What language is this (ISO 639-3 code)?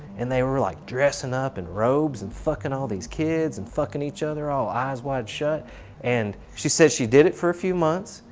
eng